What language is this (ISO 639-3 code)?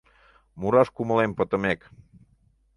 chm